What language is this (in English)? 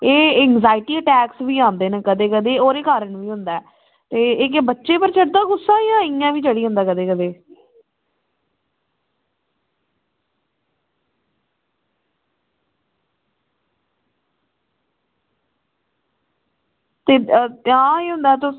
Dogri